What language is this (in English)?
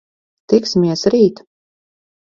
Latvian